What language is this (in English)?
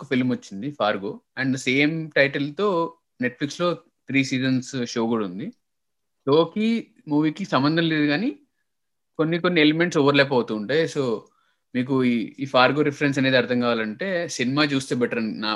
Telugu